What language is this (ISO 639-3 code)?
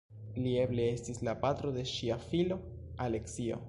epo